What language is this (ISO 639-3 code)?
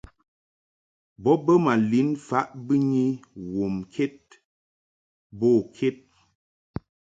mhk